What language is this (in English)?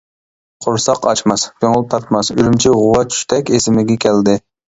Uyghur